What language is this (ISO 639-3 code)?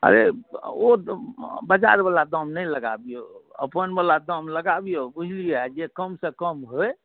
mai